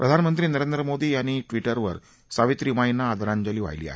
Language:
Marathi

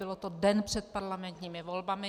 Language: Czech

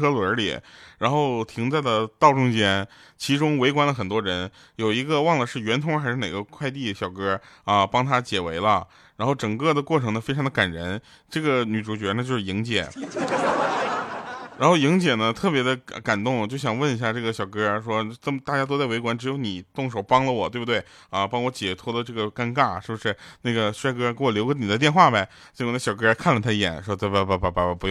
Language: Chinese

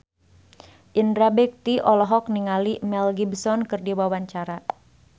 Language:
Sundanese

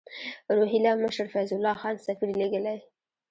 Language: Pashto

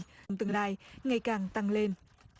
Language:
Vietnamese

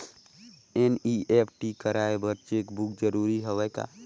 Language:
Chhattisgarhi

